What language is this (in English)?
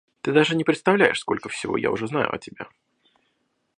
Russian